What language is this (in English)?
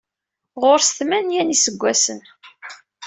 Kabyle